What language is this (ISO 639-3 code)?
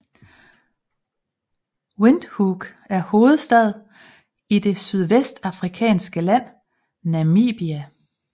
dan